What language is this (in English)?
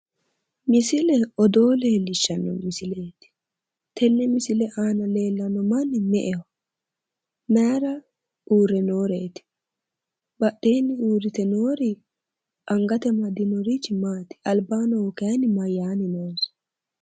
Sidamo